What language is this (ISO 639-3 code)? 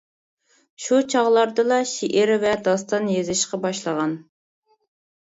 uig